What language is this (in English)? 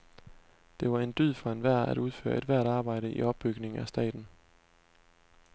Danish